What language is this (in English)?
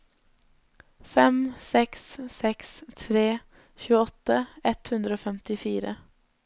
Norwegian